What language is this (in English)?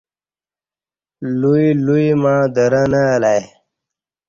Kati